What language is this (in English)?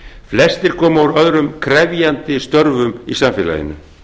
Icelandic